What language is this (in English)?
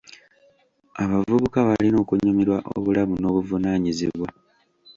Ganda